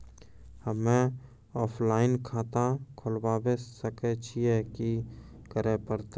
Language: Maithili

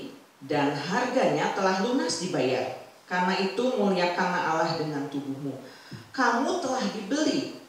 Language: Indonesian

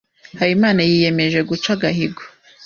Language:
Kinyarwanda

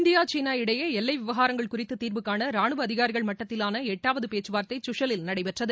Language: Tamil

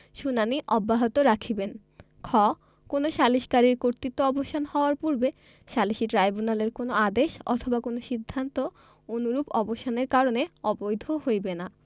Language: Bangla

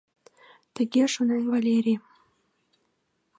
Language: Mari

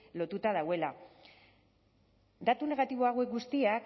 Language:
Basque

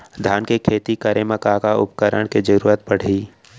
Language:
Chhattisgarhi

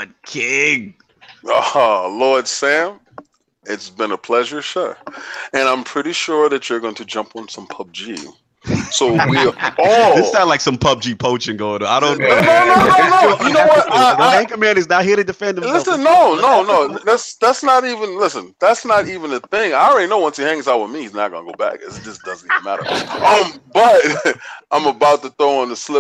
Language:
English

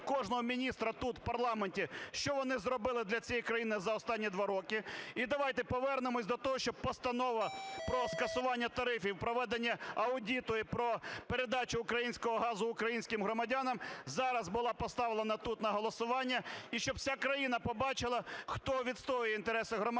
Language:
Ukrainian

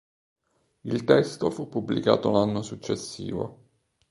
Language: Italian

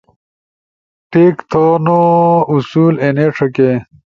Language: Ushojo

